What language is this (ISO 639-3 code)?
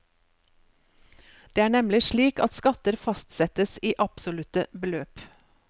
nor